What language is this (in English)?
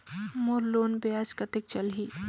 Chhattisgarhi